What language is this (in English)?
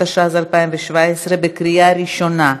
Hebrew